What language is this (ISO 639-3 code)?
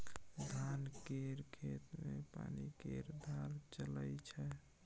mai